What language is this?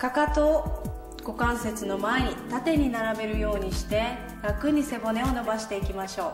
Japanese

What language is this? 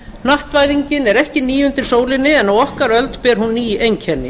Icelandic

